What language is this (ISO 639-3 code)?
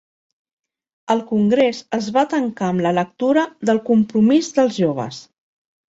cat